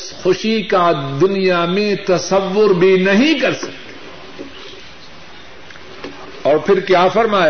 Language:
Urdu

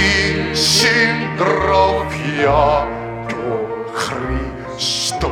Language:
Greek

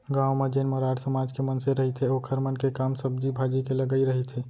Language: Chhattisgarhi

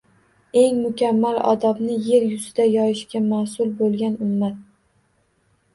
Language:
Uzbek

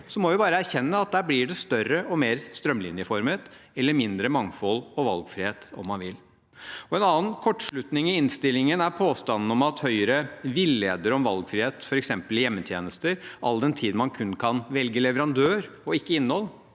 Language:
Norwegian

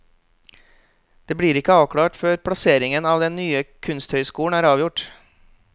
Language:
Norwegian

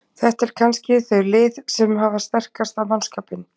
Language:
Icelandic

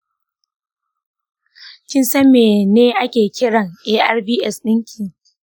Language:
Hausa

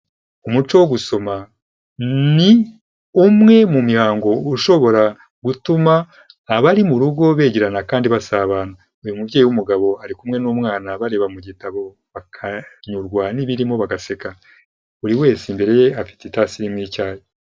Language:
Kinyarwanda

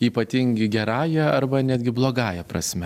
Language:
Lithuanian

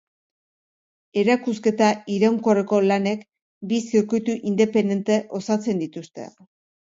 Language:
Basque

